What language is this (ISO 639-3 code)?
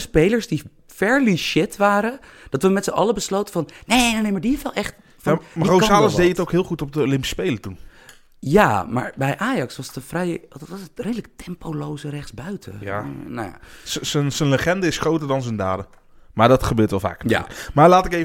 nld